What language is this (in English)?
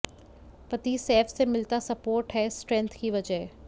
Hindi